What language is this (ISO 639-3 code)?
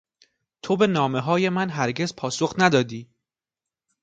fas